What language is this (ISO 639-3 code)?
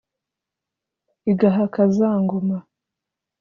kin